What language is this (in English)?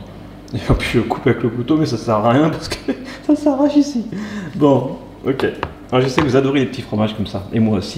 French